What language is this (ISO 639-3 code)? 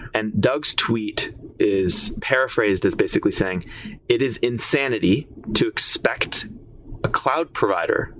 eng